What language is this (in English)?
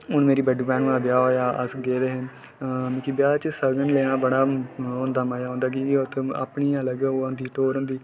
Dogri